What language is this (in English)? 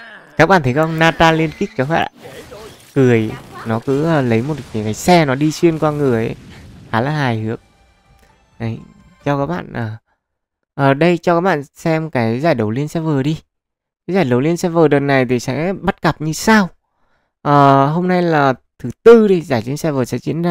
Vietnamese